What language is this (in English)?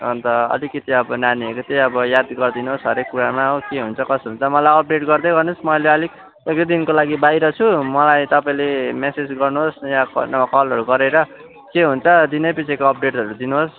Nepali